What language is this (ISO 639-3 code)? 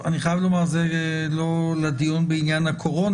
heb